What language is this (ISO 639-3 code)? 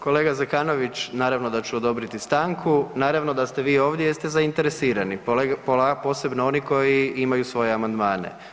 hrv